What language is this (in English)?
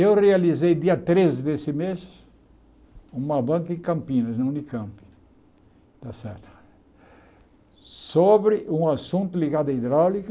Portuguese